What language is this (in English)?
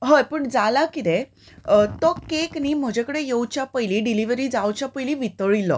Konkani